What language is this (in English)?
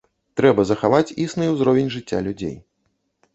Belarusian